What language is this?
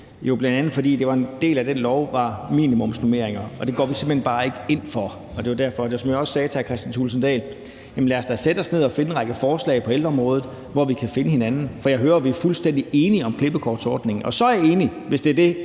Danish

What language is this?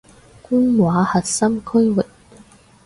Cantonese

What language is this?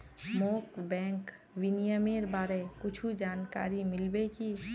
Magahi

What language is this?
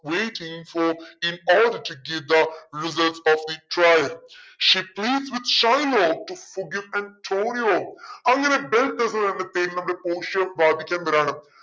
Malayalam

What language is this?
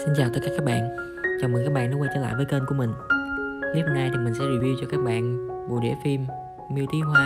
Vietnamese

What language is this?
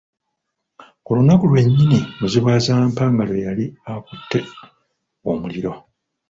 Ganda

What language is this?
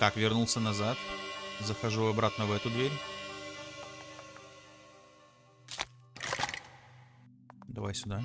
Russian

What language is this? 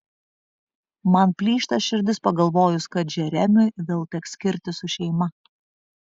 Lithuanian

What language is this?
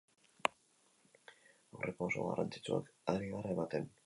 Basque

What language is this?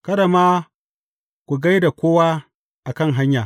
Hausa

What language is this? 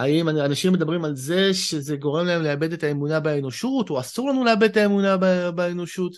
Hebrew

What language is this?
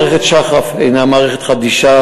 Hebrew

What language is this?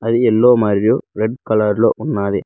Telugu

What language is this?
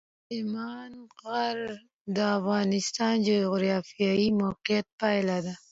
Pashto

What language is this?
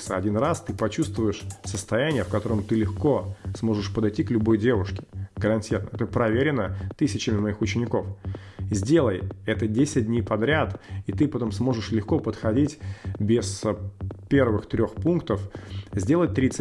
Russian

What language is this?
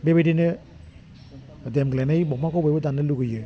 Bodo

